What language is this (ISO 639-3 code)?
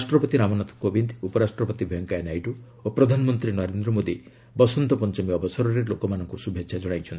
ori